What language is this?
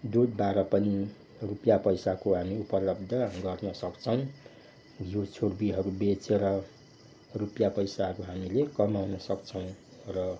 Nepali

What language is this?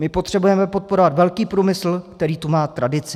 Czech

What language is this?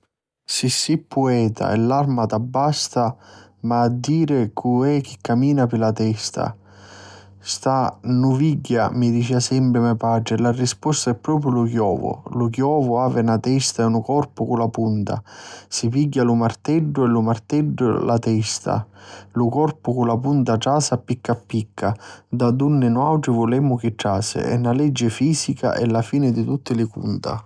Sicilian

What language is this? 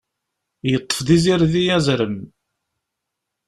Kabyle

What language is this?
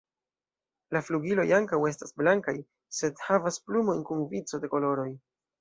Esperanto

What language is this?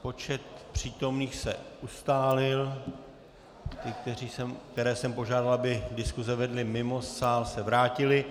Czech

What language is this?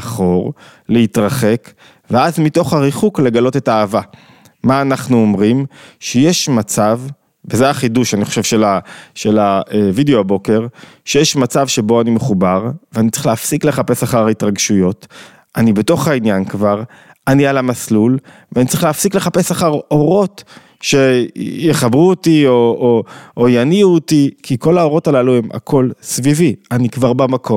Hebrew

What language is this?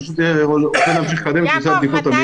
Hebrew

